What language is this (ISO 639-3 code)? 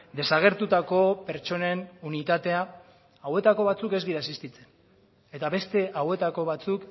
eus